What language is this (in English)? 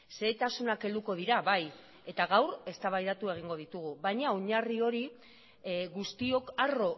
Basque